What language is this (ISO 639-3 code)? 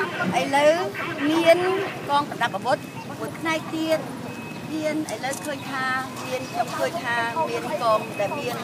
tha